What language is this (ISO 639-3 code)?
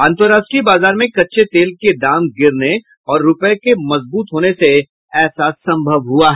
hin